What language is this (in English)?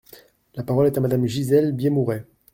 French